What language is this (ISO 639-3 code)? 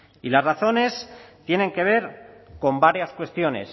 spa